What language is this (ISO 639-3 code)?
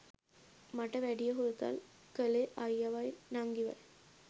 sin